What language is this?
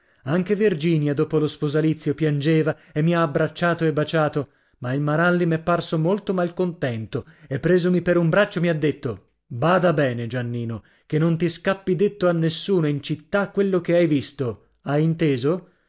Italian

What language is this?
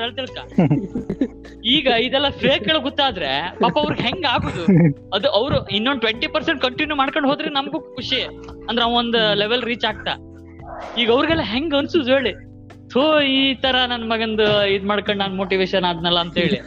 Kannada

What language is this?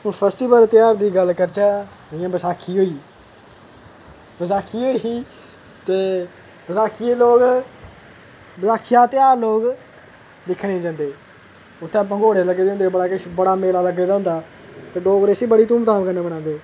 Dogri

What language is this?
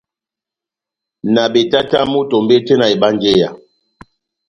Batanga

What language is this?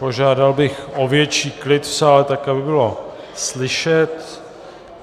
Czech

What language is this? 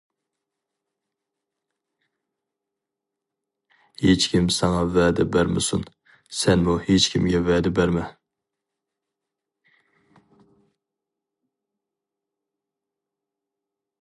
Uyghur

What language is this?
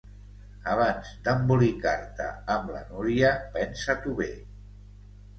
Catalan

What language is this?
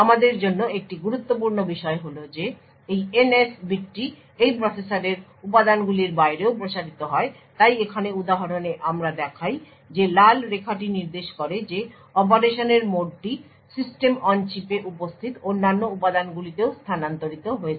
Bangla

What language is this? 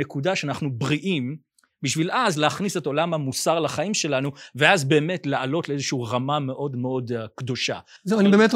Hebrew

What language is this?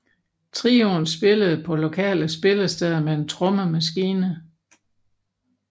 Danish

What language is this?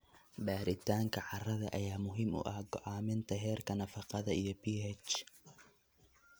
Somali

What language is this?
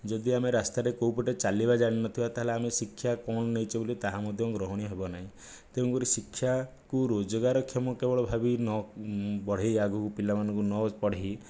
Odia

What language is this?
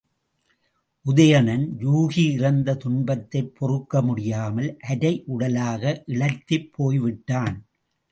Tamil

